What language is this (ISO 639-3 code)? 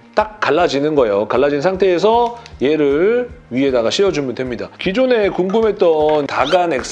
kor